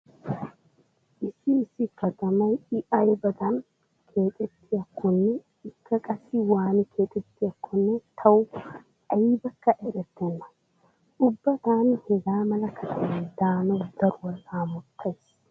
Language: Wolaytta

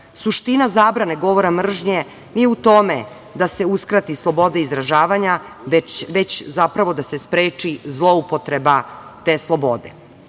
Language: Serbian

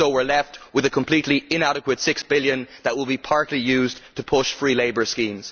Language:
English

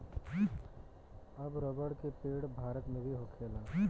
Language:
Bhojpuri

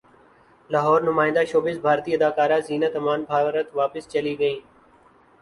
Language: Urdu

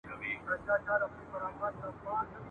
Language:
Pashto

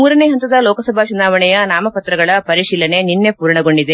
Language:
Kannada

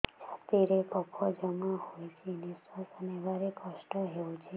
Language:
Odia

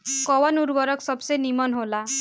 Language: Bhojpuri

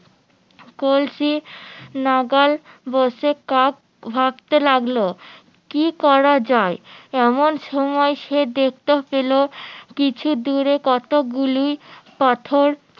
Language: Bangla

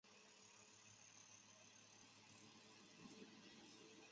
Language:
Chinese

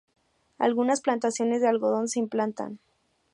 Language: Spanish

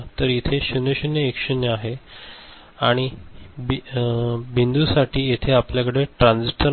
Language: Marathi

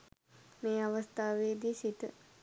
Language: Sinhala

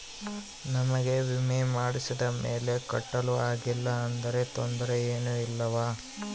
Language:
Kannada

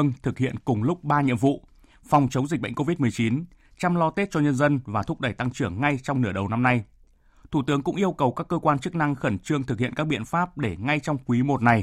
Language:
Vietnamese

